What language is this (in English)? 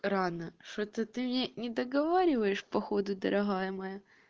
Russian